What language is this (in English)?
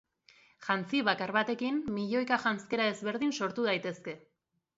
Basque